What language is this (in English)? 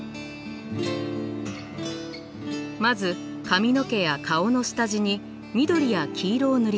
Japanese